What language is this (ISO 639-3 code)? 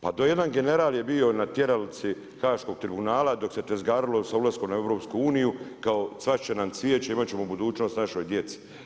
hrv